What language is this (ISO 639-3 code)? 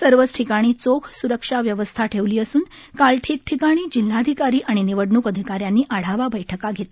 mar